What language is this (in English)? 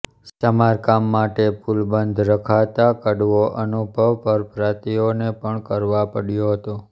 Gujarati